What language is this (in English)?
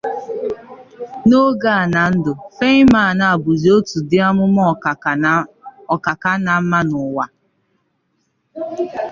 Igbo